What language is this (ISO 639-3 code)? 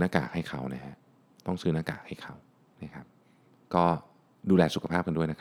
tha